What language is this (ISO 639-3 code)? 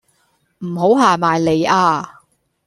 yue